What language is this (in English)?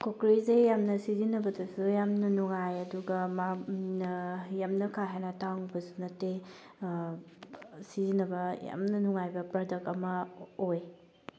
Manipuri